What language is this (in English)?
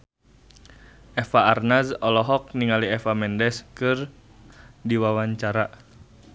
Sundanese